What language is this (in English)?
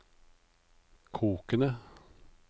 Norwegian